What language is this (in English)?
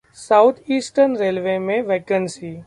Hindi